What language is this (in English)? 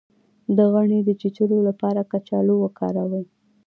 Pashto